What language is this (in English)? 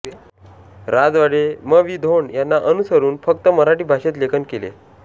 Marathi